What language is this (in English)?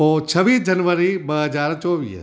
Sindhi